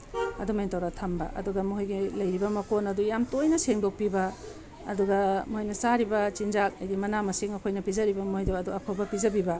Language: Manipuri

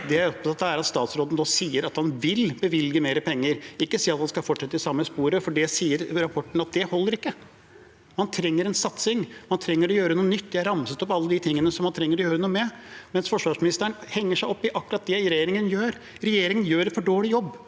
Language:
Norwegian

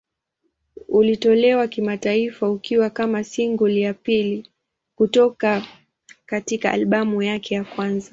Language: Swahili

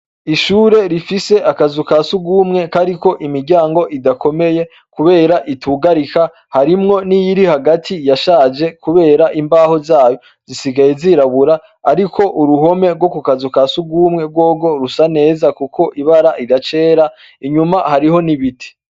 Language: Rundi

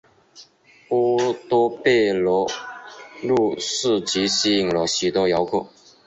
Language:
Chinese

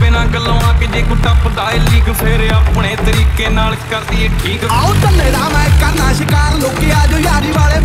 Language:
Punjabi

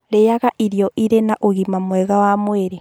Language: Kikuyu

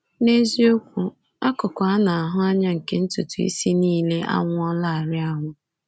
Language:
Igbo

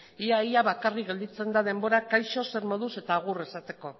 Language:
Basque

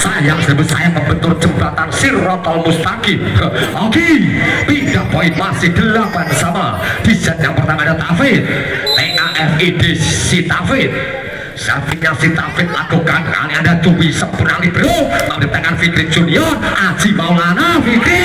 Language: Indonesian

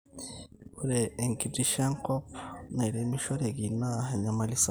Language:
Masai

